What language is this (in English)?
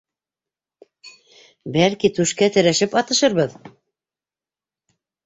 Bashkir